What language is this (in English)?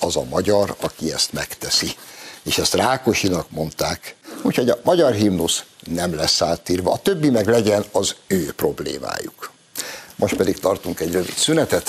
Hungarian